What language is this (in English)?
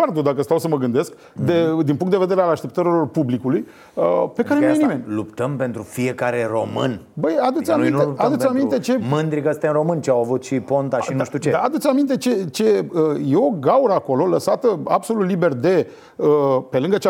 Romanian